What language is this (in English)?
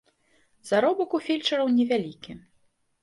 Belarusian